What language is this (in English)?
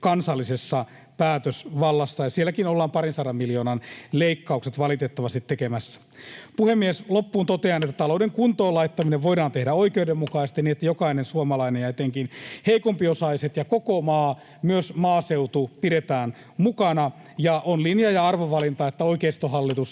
Finnish